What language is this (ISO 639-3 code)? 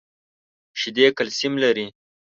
pus